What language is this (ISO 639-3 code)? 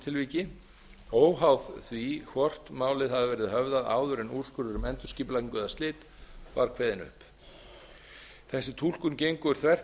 isl